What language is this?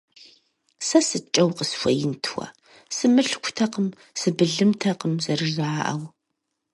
Kabardian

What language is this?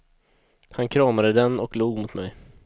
Swedish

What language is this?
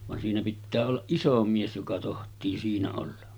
Finnish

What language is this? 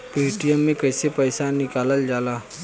Bhojpuri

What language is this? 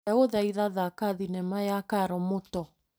Kikuyu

